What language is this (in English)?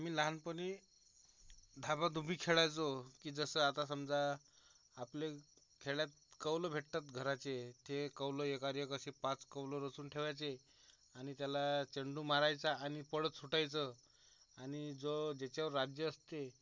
Marathi